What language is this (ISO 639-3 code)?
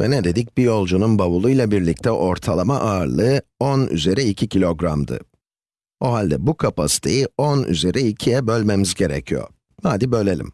tur